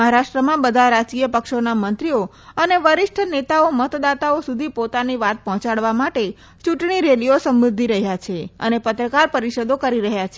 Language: Gujarati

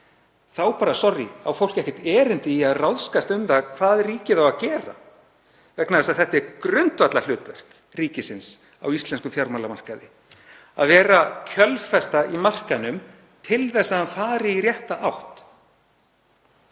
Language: Icelandic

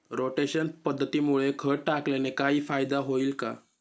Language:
Marathi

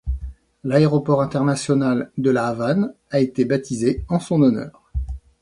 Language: French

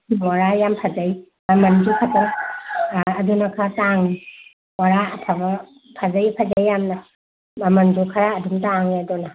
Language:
Manipuri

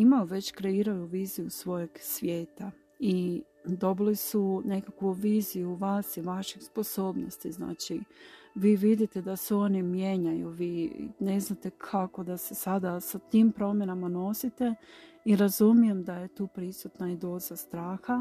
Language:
Croatian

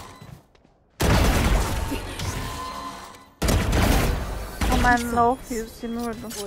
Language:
Turkish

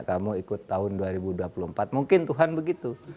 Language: Indonesian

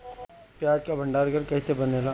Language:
Bhojpuri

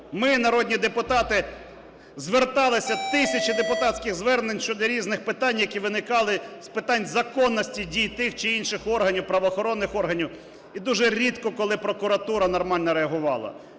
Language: Ukrainian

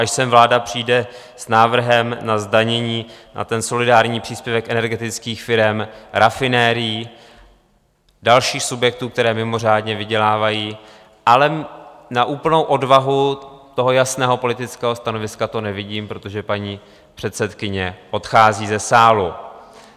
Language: Czech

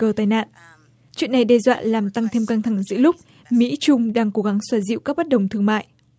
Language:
Vietnamese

